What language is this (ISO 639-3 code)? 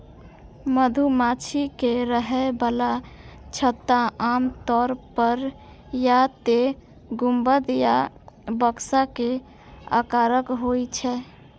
mai